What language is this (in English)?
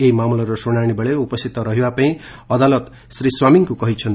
Odia